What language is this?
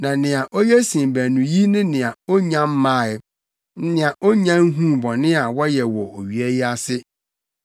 Akan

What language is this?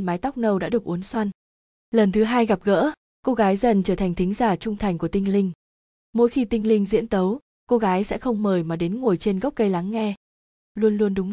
Vietnamese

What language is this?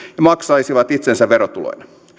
Finnish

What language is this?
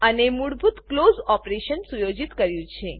Gujarati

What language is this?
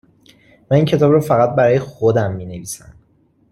Persian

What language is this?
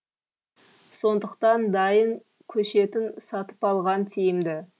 Kazakh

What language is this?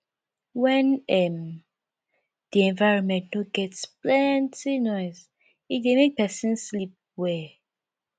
Nigerian Pidgin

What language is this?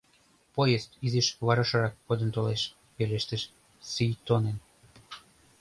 Mari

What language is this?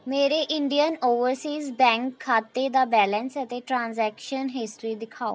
Punjabi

